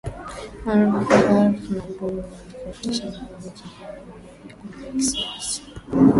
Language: Swahili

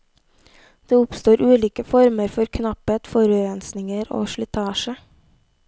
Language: Norwegian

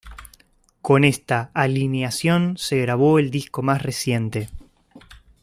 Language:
Spanish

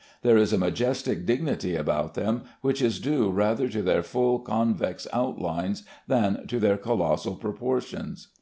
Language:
English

